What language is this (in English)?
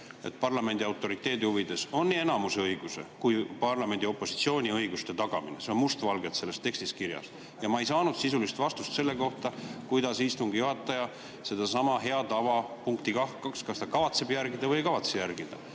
Estonian